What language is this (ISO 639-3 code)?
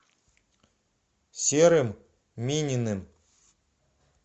rus